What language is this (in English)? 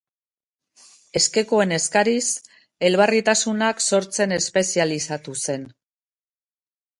Basque